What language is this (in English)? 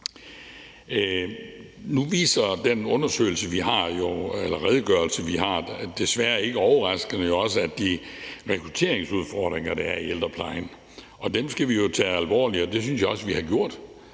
Danish